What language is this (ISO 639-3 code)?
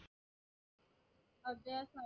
mar